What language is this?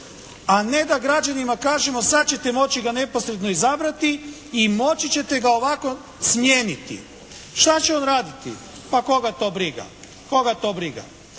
Croatian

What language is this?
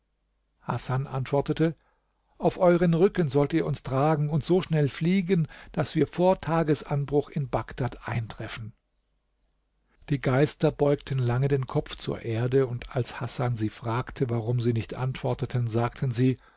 German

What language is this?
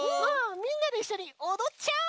Japanese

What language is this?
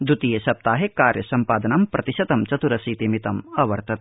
Sanskrit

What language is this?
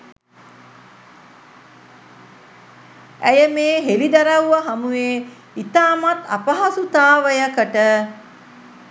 Sinhala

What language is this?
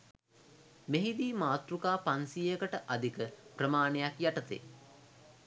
Sinhala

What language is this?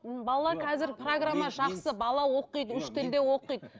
Kazakh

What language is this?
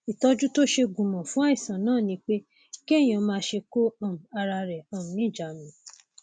Yoruba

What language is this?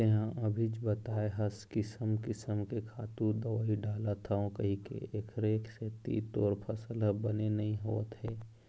Chhattisgarhi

